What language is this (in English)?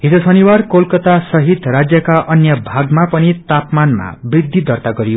Nepali